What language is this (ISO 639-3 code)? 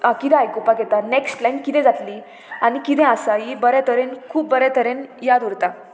kok